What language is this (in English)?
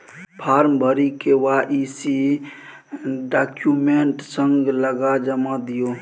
Maithili